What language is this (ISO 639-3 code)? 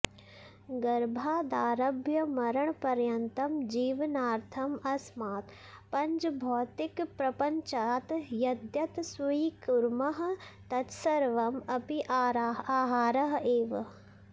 san